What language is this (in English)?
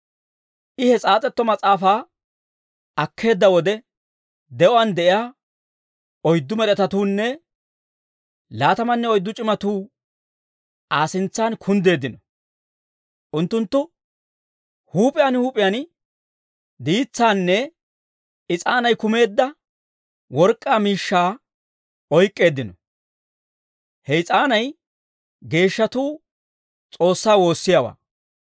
Dawro